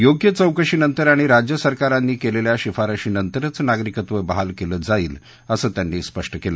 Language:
Marathi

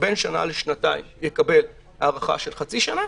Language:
Hebrew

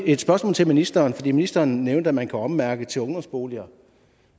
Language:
Danish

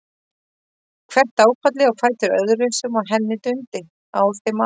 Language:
Icelandic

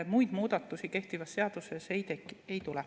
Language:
Estonian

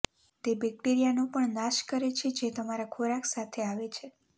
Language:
Gujarati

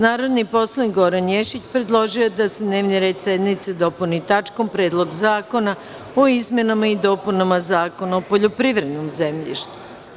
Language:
Serbian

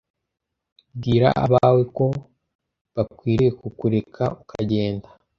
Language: Kinyarwanda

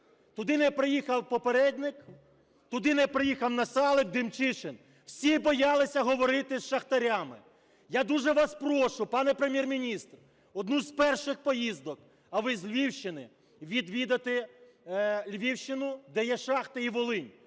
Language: Ukrainian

